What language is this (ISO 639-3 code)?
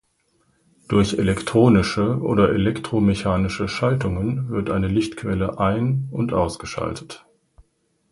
deu